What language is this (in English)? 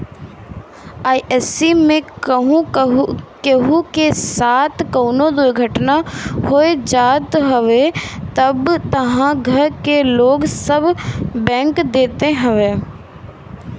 Bhojpuri